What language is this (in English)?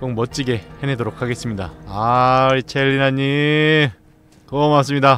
Korean